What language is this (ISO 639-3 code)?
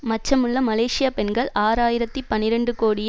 tam